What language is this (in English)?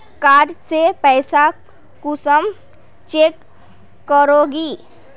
Magahi